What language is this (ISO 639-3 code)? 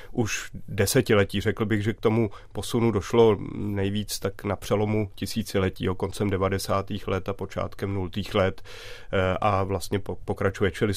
ces